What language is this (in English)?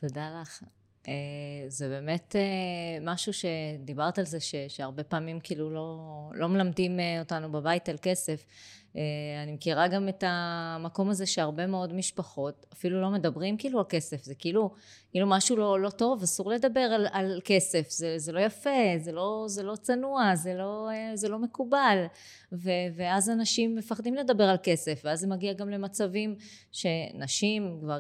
Hebrew